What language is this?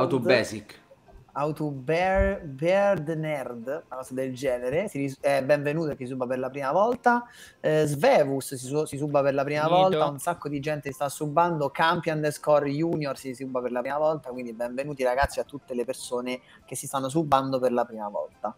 Italian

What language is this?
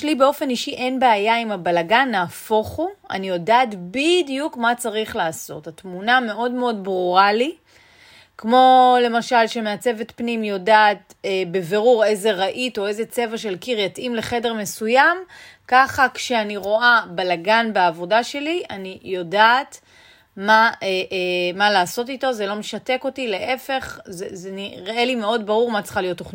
Hebrew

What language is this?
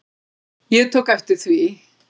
Icelandic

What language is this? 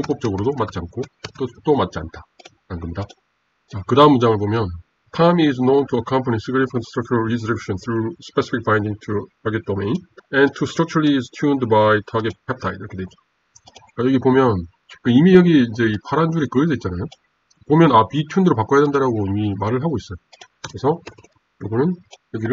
Korean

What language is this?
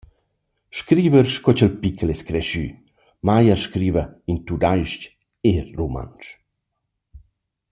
Romansh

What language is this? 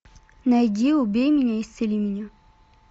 Russian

